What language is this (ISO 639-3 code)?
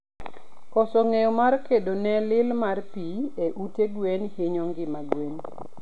luo